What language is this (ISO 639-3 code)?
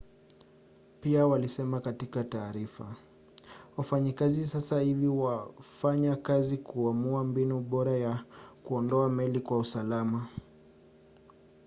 swa